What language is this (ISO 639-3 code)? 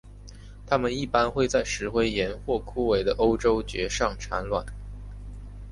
zho